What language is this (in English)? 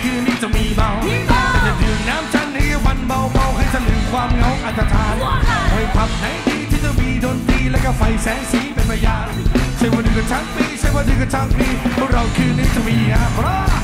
Thai